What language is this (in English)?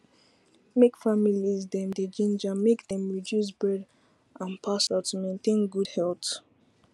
Nigerian Pidgin